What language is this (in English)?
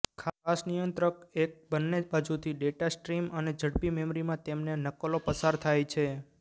Gujarati